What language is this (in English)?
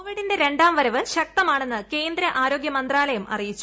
Malayalam